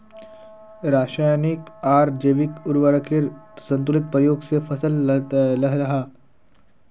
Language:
Magahi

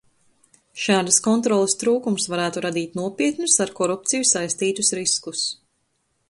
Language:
Latvian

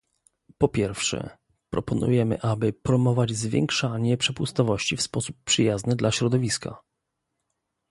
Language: Polish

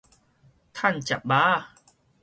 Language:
Min Nan Chinese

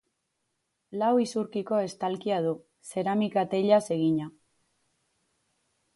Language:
Basque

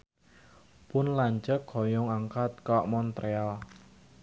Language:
Sundanese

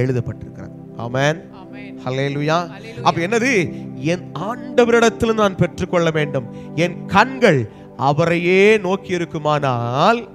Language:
Hindi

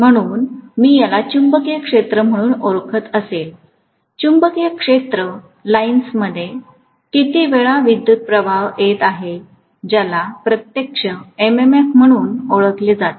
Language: Marathi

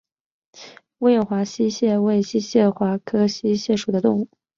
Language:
Chinese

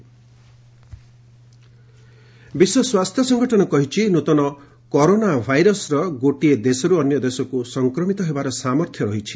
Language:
Odia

